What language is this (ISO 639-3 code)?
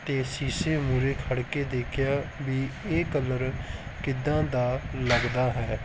pan